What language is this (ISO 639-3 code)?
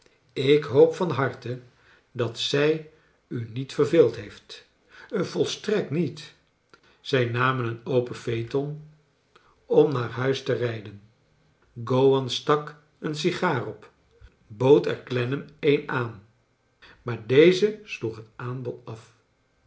nld